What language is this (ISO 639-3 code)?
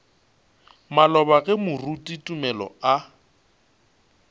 nso